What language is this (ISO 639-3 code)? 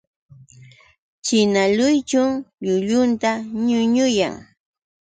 qux